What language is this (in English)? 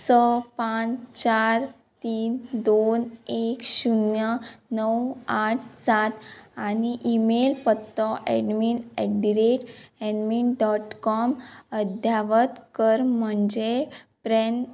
Konkani